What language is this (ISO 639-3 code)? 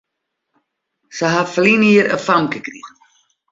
fry